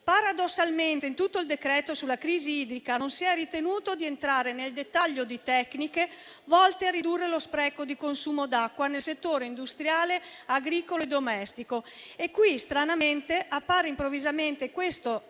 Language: Italian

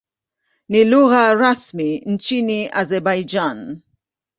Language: Swahili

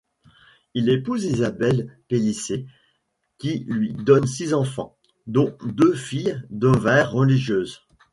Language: French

